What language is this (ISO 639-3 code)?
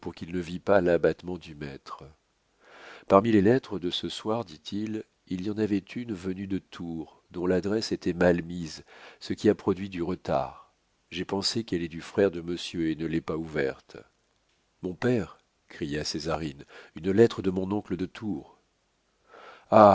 fra